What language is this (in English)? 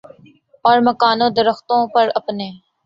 Urdu